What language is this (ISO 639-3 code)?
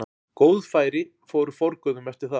isl